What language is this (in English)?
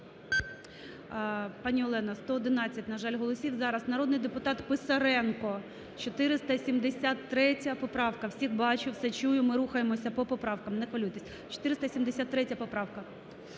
Ukrainian